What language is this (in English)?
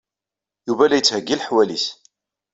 Kabyle